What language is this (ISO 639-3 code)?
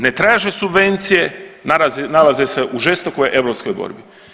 hrv